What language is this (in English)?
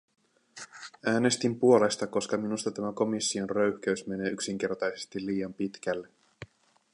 Finnish